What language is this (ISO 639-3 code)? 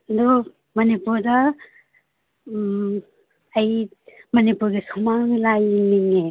mni